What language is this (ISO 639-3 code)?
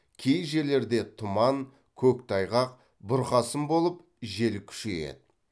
kaz